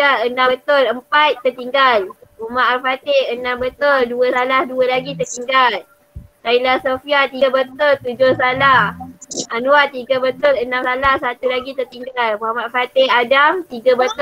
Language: Malay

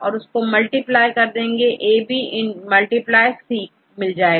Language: Hindi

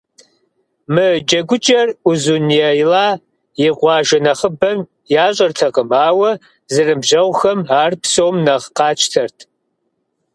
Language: Kabardian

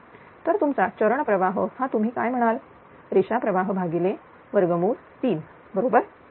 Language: Marathi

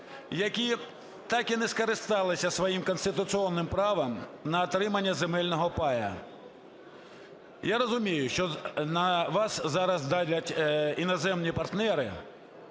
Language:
Ukrainian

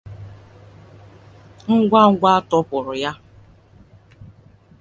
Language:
Igbo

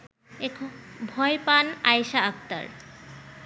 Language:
Bangla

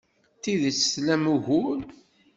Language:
Kabyle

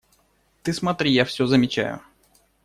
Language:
Russian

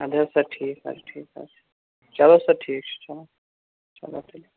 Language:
Kashmiri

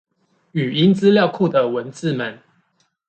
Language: Chinese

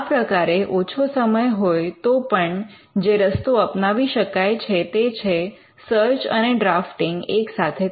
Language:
Gujarati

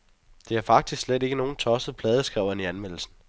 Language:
Danish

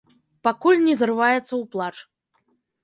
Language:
Belarusian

